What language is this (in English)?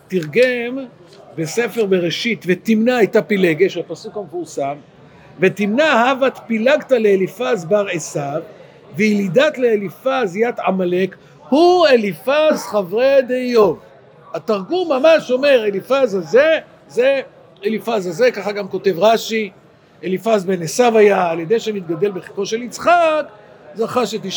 Hebrew